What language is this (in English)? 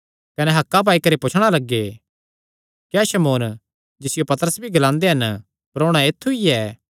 Kangri